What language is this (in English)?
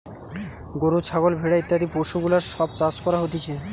Bangla